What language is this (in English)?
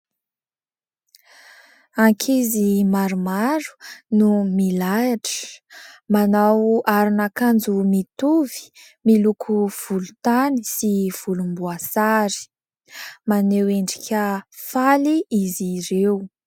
Malagasy